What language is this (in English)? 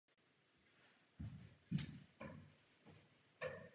Czech